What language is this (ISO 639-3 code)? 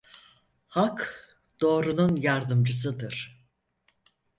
tur